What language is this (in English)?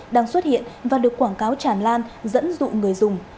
Vietnamese